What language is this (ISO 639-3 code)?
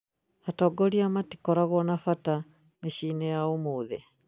kik